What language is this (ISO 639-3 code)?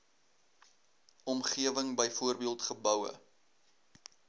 afr